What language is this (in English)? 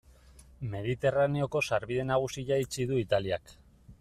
Basque